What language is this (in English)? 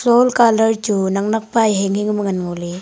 Wancho Naga